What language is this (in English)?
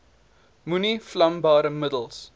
Afrikaans